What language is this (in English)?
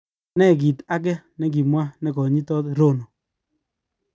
Kalenjin